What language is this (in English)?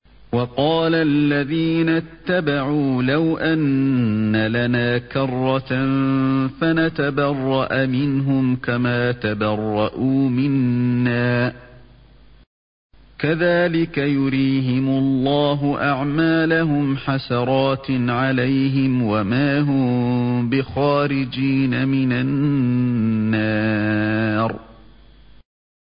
Arabic